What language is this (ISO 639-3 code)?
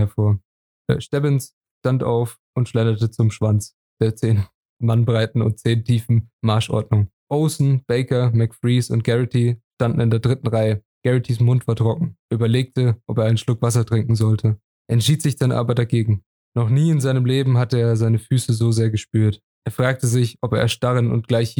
deu